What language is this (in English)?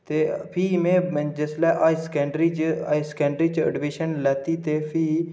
Dogri